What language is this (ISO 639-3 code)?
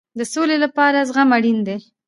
pus